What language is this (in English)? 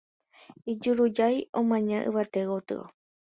Guarani